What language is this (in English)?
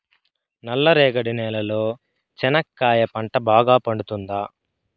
Telugu